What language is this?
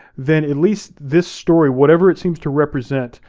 English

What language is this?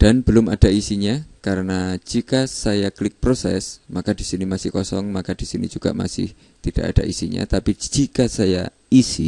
Indonesian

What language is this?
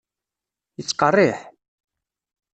Kabyle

